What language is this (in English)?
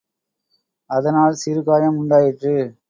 Tamil